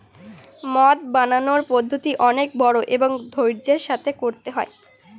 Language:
Bangla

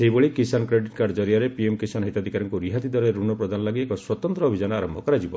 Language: Odia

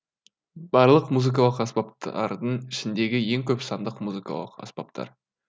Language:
Kazakh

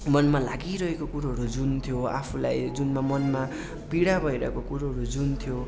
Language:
Nepali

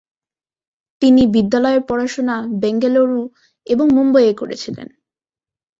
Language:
Bangla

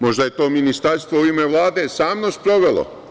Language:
Serbian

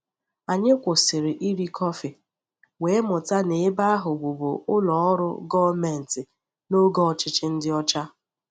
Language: Igbo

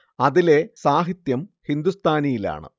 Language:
Malayalam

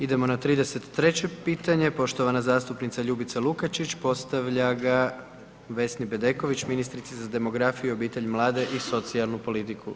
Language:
Croatian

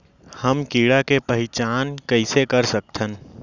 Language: Chhattisgarhi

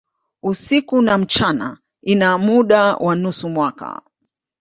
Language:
Swahili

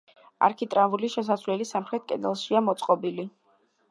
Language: Georgian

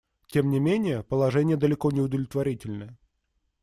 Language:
Russian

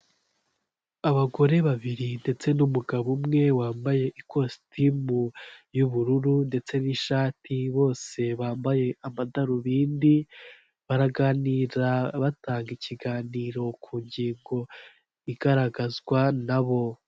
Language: Kinyarwanda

